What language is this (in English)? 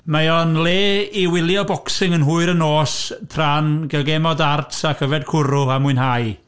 Welsh